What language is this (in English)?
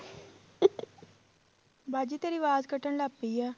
Punjabi